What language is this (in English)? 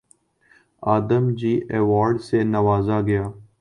Urdu